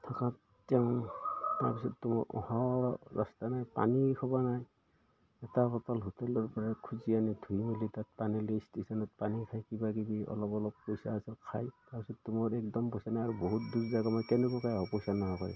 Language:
Assamese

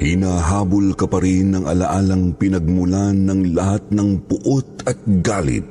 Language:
Filipino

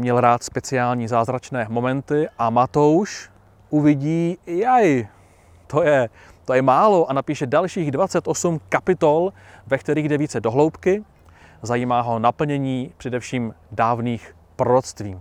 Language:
Czech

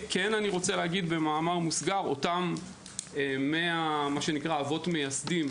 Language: Hebrew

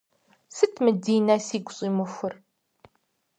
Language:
Kabardian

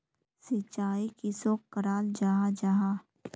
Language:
Magahi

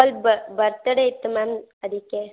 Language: Kannada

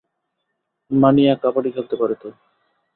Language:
Bangla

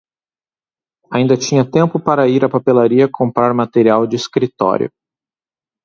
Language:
Portuguese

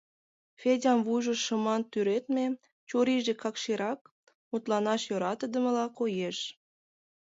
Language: Mari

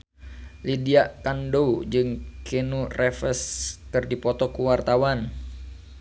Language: Sundanese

